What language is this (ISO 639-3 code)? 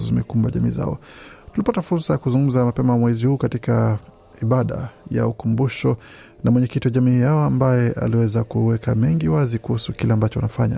swa